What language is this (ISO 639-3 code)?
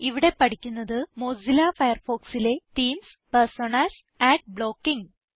mal